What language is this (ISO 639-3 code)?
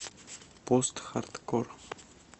rus